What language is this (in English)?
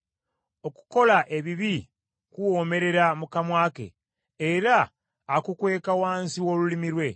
Ganda